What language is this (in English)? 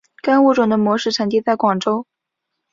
Chinese